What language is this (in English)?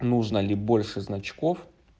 Russian